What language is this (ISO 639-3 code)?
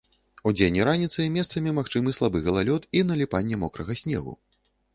bel